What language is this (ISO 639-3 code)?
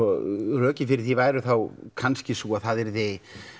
isl